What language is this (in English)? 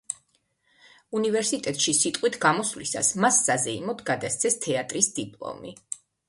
Georgian